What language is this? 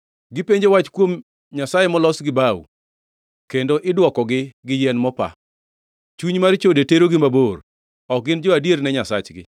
Luo (Kenya and Tanzania)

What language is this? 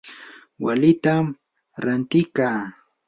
Yanahuanca Pasco Quechua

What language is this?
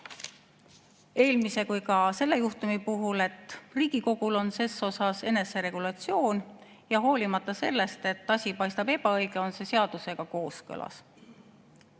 Estonian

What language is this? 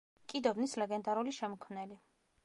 Georgian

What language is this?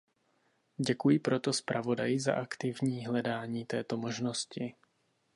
Czech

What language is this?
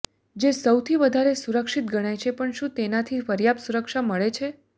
Gujarati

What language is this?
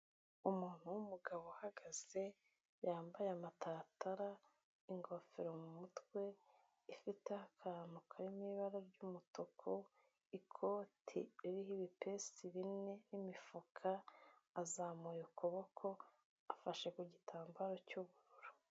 Kinyarwanda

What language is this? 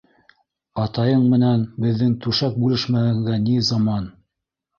Bashkir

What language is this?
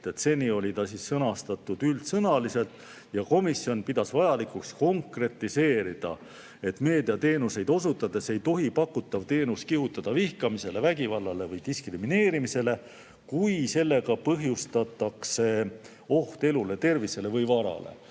Estonian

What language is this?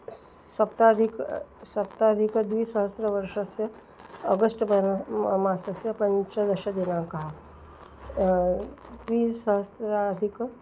Sanskrit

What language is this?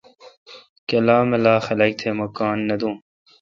Kalkoti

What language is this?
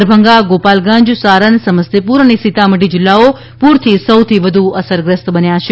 Gujarati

